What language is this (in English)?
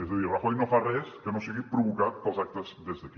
Catalan